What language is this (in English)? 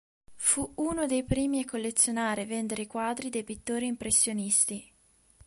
Italian